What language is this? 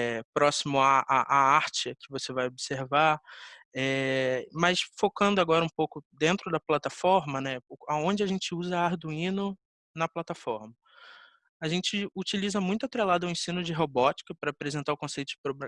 Portuguese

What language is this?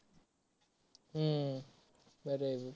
Marathi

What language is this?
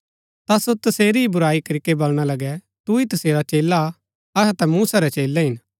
Gaddi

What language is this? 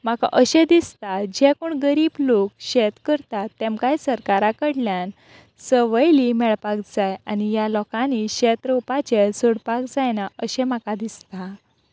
Konkani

